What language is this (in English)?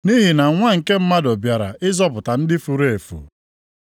Igbo